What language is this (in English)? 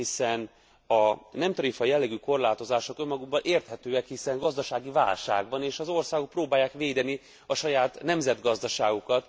Hungarian